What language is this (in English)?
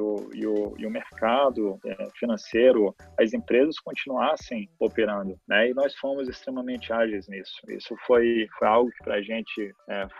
Portuguese